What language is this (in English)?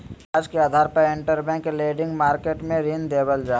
Magahi